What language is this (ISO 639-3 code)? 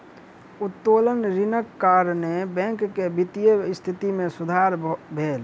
mai